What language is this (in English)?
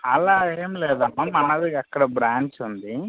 Telugu